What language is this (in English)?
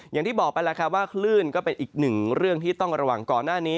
Thai